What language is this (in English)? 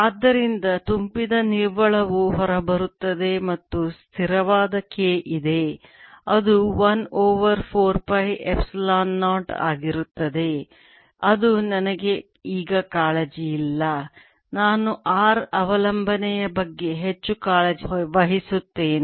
Kannada